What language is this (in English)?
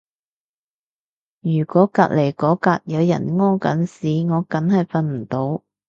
Cantonese